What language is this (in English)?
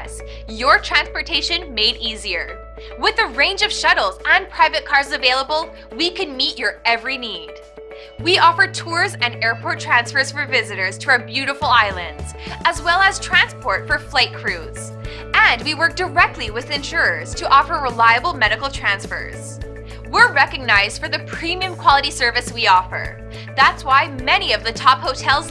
English